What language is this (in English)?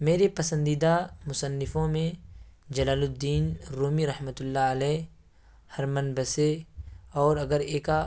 Urdu